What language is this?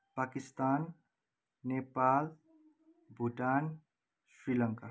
Nepali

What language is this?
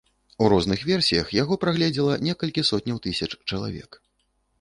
Belarusian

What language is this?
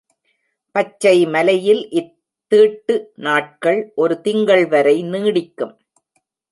Tamil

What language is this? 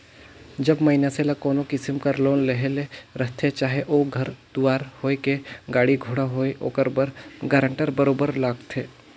Chhattisgarhi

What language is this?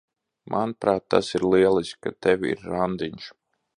Latvian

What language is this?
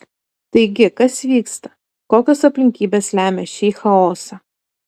Lithuanian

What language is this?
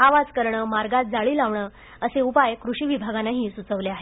Marathi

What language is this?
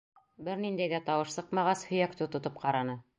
Bashkir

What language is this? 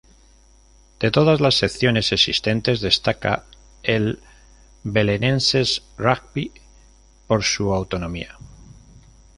Spanish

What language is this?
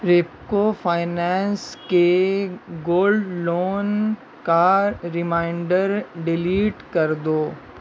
Urdu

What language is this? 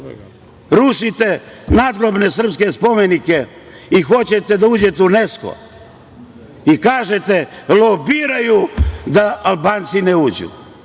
Serbian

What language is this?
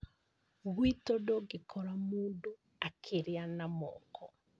Kikuyu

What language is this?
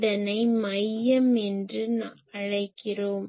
Tamil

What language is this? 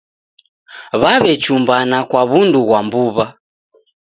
Taita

